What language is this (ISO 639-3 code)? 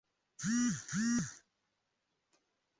lug